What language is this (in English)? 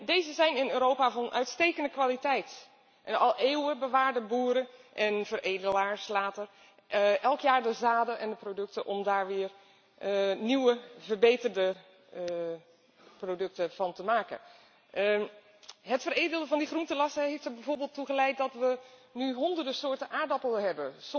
Dutch